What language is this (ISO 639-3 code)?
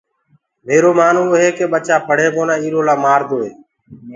ggg